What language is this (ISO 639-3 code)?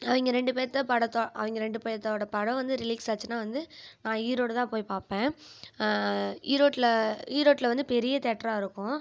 tam